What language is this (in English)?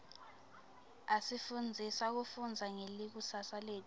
Swati